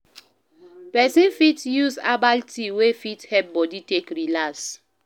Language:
Nigerian Pidgin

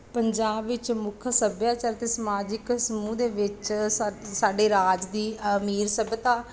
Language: Punjabi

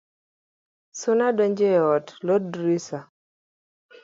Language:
Luo (Kenya and Tanzania)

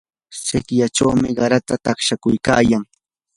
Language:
Yanahuanca Pasco Quechua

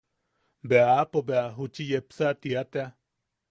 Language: Yaqui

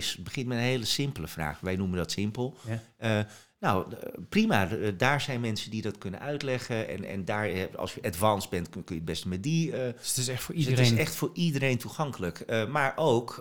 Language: Dutch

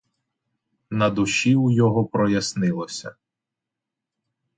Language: Ukrainian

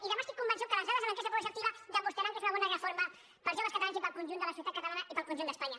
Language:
Catalan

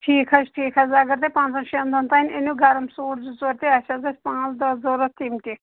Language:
Kashmiri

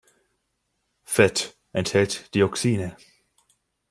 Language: German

